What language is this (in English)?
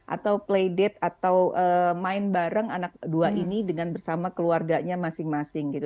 Indonesian